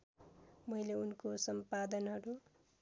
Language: Nepali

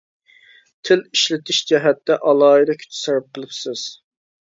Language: Uyghur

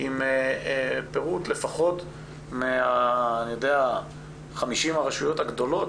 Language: Hebrew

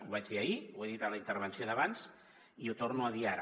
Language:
Catalan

